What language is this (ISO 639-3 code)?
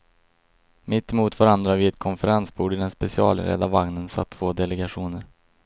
swe